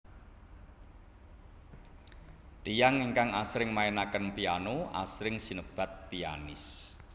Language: Javanese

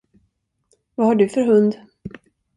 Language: Swedish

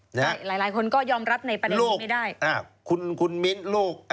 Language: Thai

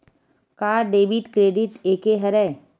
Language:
Chhattisgarhi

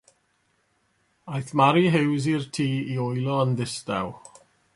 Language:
Welsh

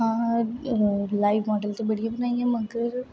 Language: Dogri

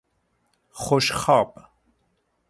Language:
Persian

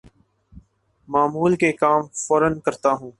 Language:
Urdu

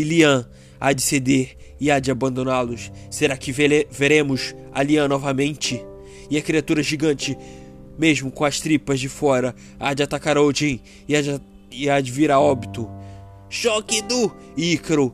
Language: Portuguese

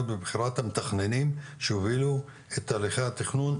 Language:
Hebrew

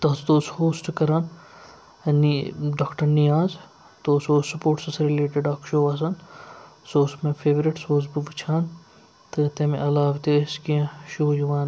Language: Kashmiri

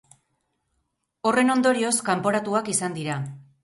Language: Basque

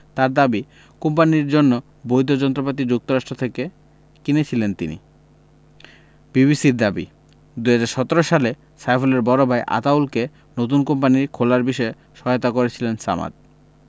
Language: Bangla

